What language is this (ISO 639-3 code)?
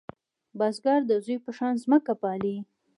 pus